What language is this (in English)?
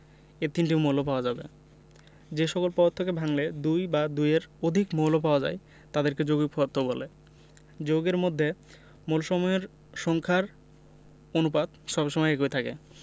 Bangla